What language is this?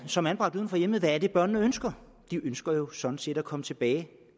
Danish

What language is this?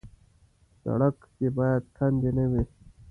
Pashto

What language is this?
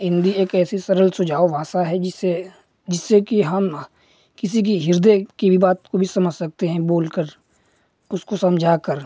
Hindi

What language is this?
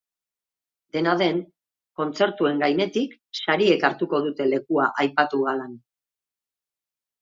Basque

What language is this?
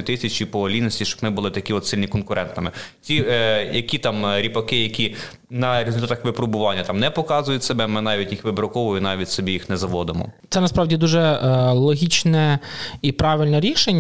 Ukrainian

